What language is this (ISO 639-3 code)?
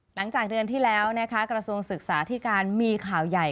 tha